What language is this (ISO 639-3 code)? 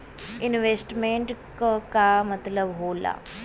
bho